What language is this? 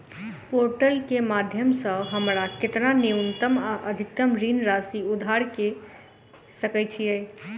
Maithili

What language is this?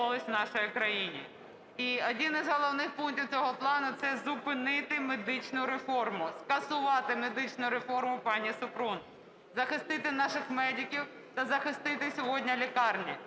Ukrainian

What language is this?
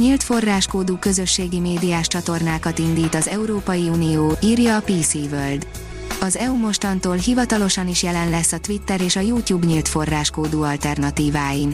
Hungarian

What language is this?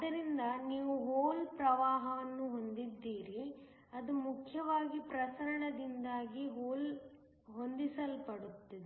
Kannada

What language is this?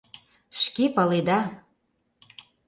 Mari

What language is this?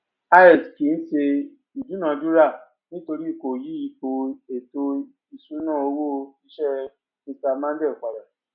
Yoruba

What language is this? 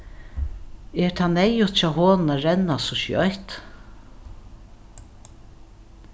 Faroese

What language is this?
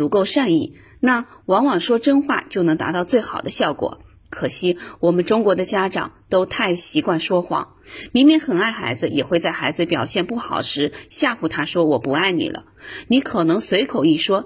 Chinese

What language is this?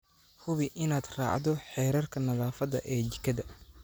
Somali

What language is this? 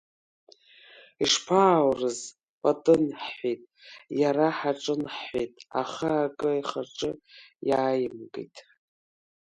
Abkhazian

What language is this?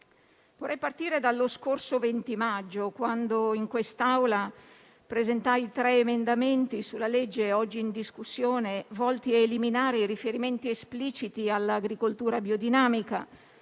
Italian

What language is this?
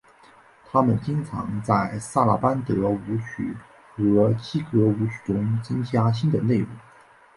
Chinese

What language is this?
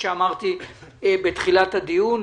Hebrew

